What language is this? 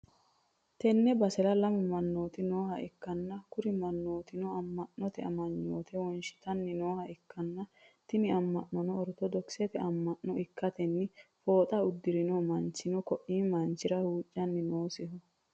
Sidamo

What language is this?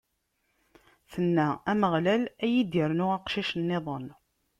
Kabyle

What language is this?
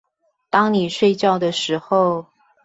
Chinese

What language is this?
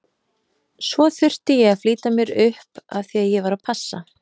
Icelandic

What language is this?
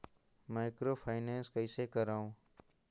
Chhattisgarhi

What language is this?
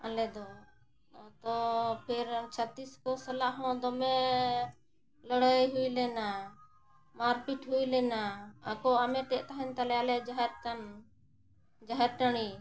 Santali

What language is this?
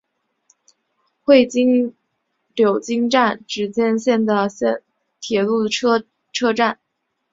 Chinese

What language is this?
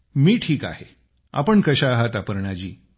Marathi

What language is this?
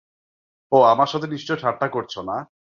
Bangla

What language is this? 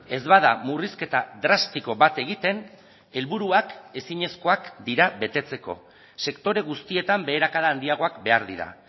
Basque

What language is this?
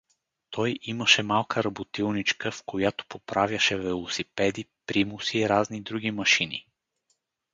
Bulgarian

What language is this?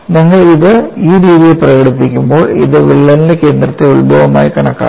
Malayalam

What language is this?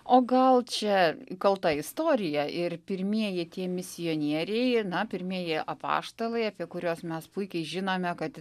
Lithuanian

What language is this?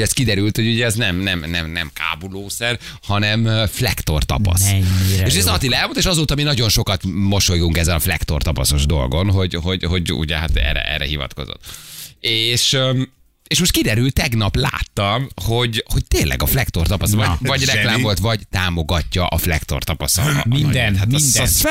Hungarian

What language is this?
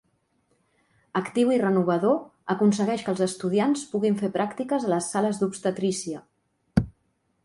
Catalan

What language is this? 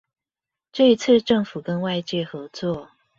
Chinese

